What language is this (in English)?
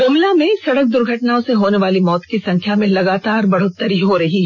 Hindi